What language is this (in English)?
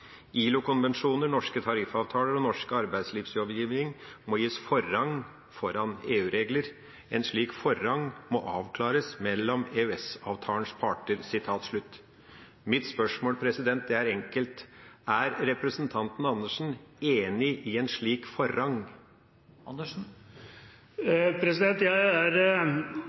Norwegian Bokmål